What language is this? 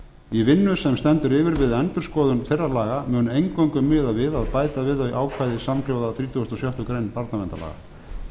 Icelandic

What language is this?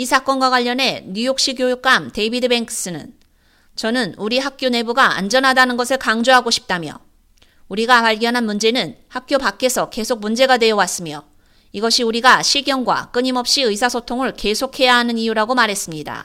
Korean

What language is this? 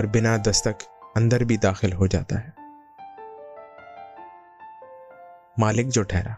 Urdu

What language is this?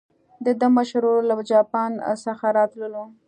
Pashto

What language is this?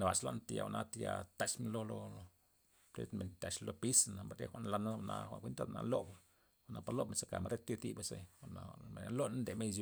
Loxicha Zapotec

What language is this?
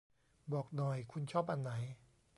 Thai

